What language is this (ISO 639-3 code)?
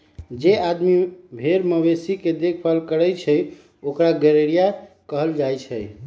mag